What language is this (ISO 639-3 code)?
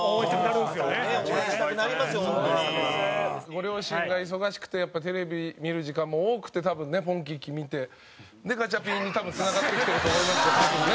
jpn